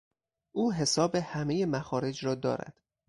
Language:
Persian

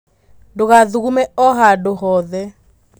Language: Kikuyu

